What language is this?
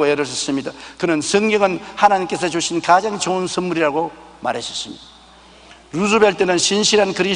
Korean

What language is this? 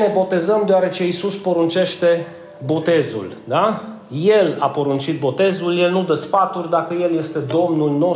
Romanian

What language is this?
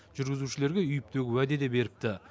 Kazakh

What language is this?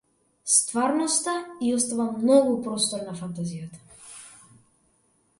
Macedonian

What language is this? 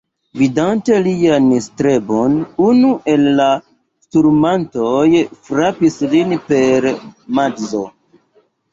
Esperanto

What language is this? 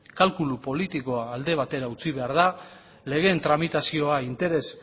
Basque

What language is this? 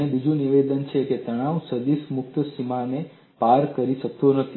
Gujarati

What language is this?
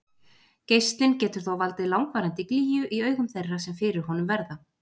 Icelandic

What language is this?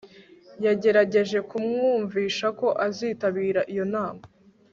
Kinyarwanda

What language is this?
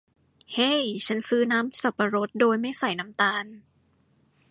Thai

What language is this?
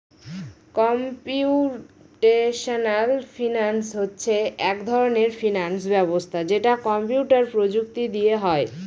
Bangla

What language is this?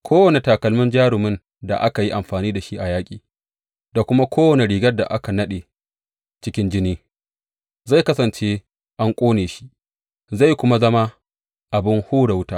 Hausa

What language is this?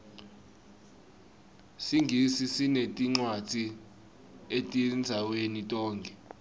Swati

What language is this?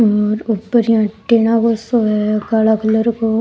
Rajasthani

